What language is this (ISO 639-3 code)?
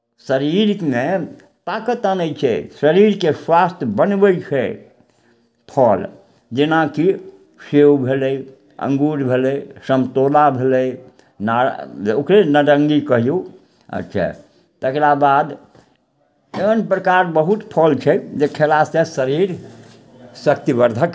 mai